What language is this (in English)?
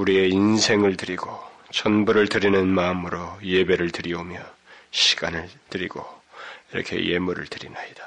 Korean